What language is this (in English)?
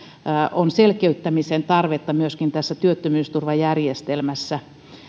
Finnish